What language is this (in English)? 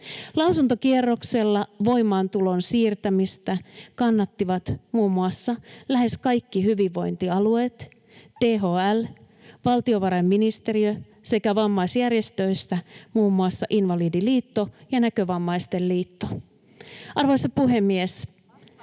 Finnish